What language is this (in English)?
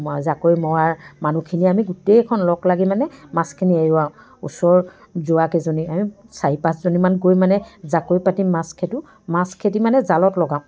Assamese